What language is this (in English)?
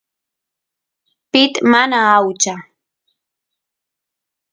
Santiago del Estero Quichua